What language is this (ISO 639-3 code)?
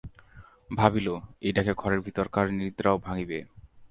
ben